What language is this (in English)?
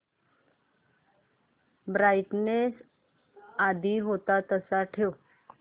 Marathi